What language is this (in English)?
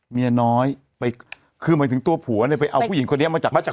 Thai